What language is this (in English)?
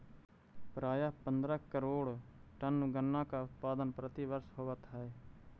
Magahi